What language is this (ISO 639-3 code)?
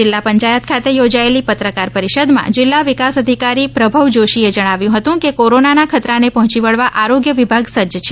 guj